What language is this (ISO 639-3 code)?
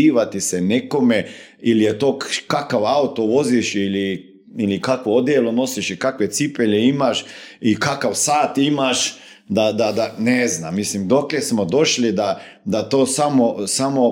hrv